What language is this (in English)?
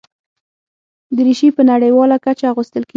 Pashto